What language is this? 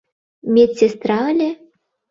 Mari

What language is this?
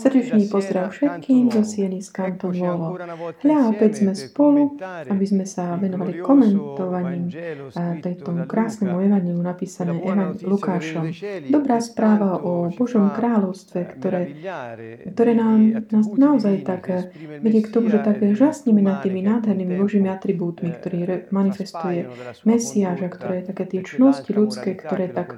Slovak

